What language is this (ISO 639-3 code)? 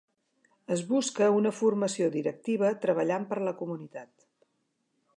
cat